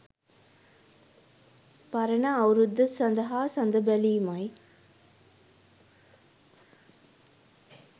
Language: Sinhala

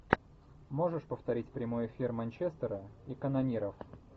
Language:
Russian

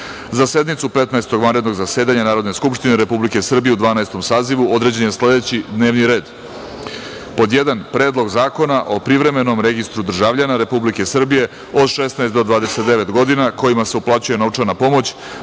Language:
Serbian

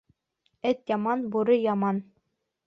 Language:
Bashkir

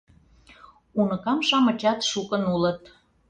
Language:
Mari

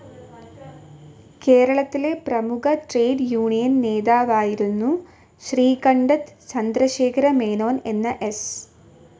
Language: Malayalam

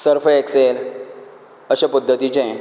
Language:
Konkani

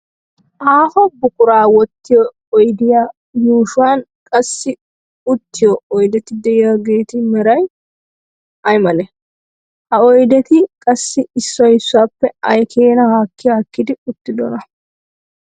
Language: Wolaytta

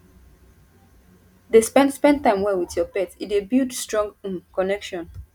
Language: Nigerian Pidgin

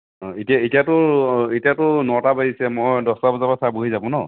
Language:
Assamese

